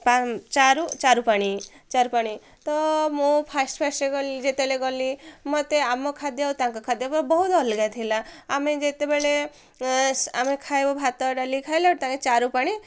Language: Odia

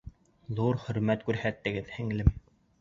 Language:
Bashkir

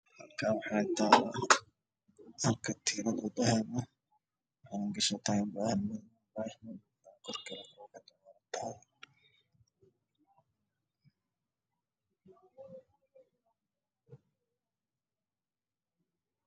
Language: Somali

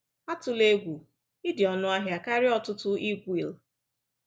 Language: Igbo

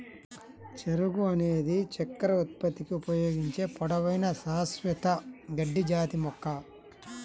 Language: Telugu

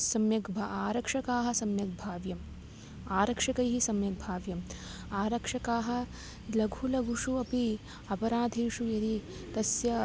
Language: Sanskrit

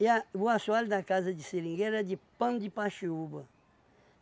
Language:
Portuguese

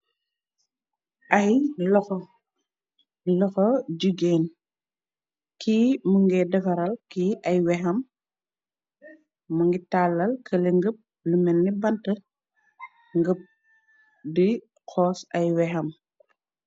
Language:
Wolof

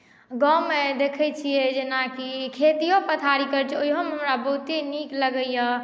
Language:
Maithili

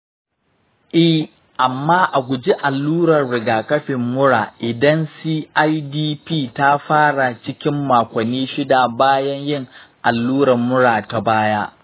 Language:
Hausa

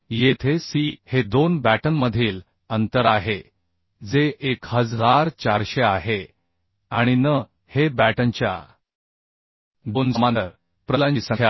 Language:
Marathi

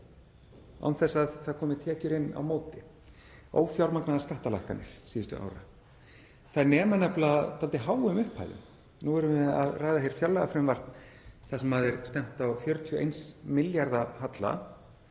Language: Icelandic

